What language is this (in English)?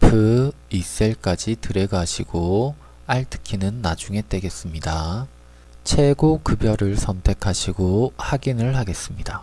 Korean